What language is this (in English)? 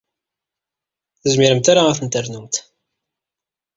Kabyle